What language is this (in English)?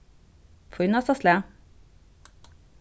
Faroese